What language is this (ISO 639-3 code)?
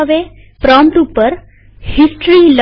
guj